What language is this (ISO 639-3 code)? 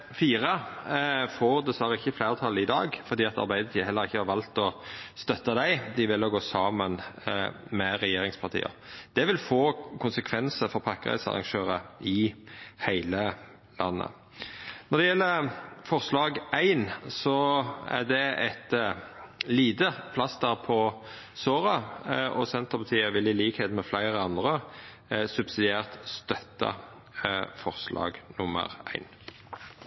nno